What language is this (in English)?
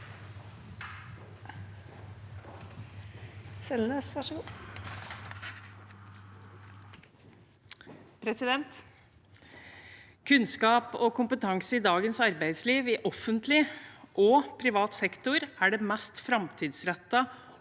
Norwegian